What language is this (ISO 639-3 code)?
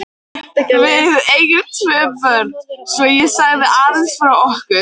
isl